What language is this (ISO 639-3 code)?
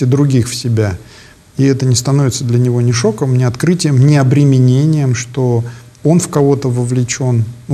rus